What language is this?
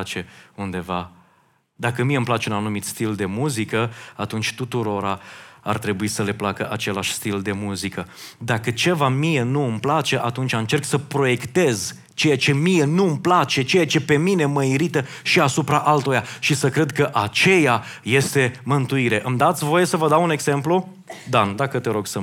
Romanian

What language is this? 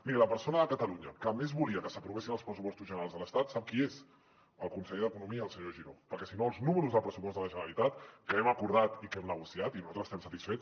Catalan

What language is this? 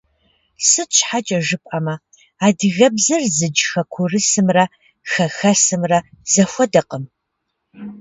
Kabardian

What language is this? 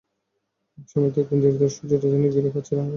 Bangla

